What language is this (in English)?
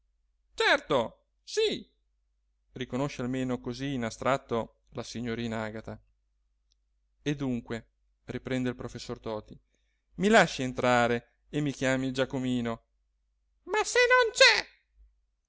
Italian